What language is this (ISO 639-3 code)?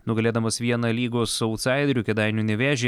lit